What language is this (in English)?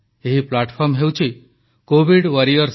Odia